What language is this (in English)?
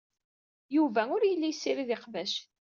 Kabyle